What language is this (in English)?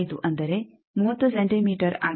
Kannada